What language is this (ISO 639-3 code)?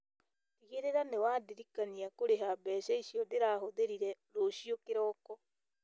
kik